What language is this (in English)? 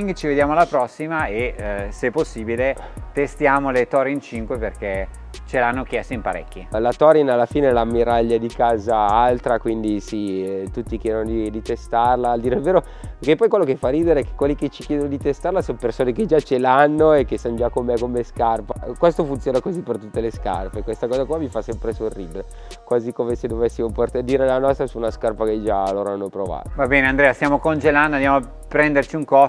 Italian